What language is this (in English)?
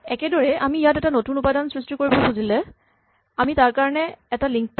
Assamese